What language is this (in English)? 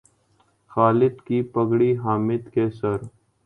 Urdu